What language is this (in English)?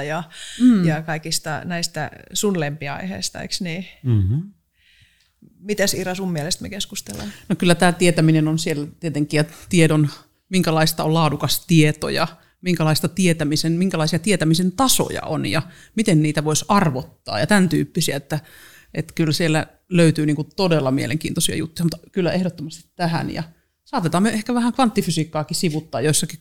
Finnish